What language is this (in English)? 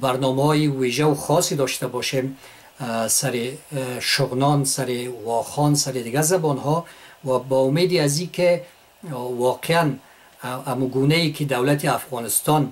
Persian